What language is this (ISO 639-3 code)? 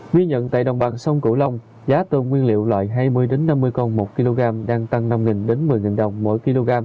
vie